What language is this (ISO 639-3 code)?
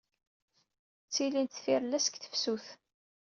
kab